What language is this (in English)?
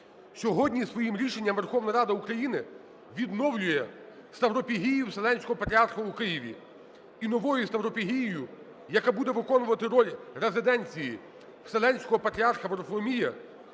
Ukrainian